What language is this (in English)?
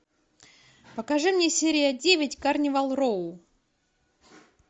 Russian